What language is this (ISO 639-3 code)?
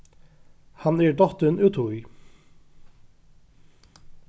fao